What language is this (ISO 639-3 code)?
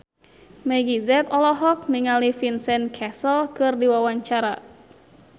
sun